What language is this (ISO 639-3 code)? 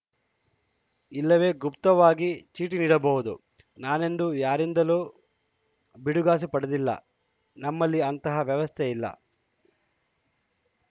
kan